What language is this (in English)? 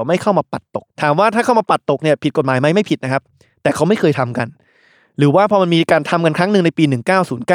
Thai